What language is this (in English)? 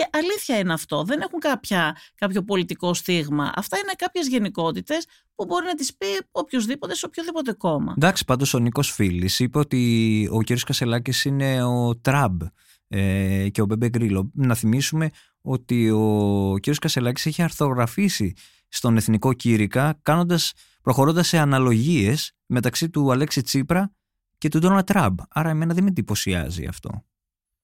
Greek